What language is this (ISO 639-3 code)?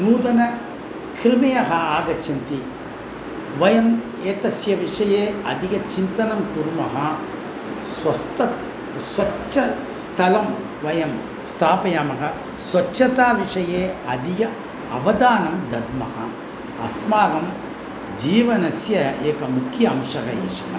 san